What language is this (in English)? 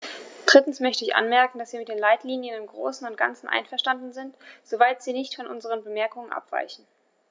German